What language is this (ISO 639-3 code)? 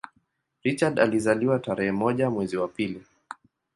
swa